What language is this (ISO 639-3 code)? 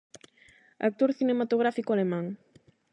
glg